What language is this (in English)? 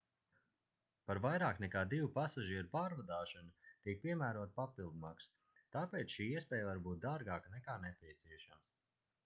Latvian